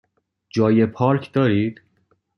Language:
Persian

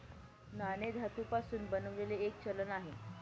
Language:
Marathi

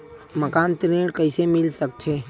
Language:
Chhattisgarhi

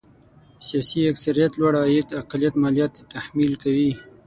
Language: Pashto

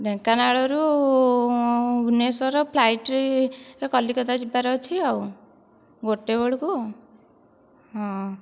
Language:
Odia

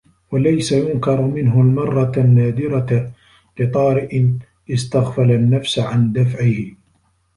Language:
Arabic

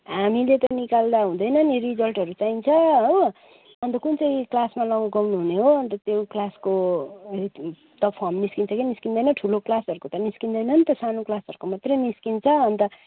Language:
Nepali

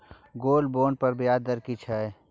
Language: Maithili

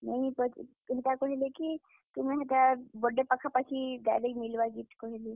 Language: Odia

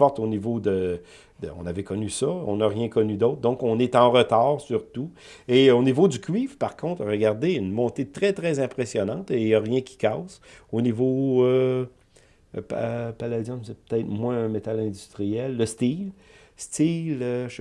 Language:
French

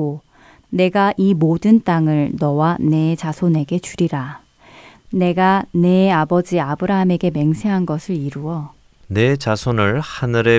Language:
Korean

